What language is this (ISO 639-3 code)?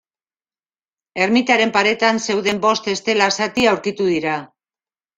eus